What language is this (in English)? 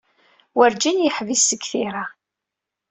Kabyle